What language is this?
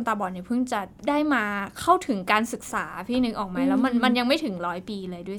Thai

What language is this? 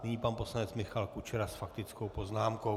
Czech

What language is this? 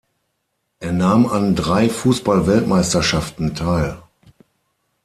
German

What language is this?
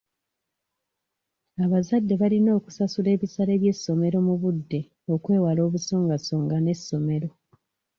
Ganda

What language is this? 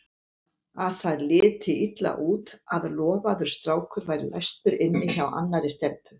Icelandic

